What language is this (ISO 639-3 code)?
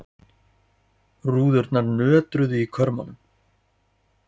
isl